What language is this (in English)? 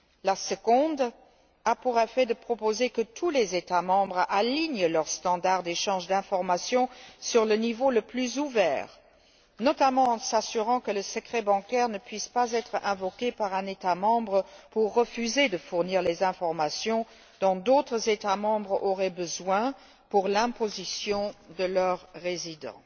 French